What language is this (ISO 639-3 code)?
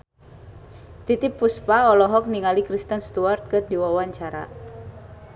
sun